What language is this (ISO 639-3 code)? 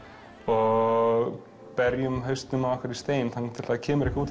isl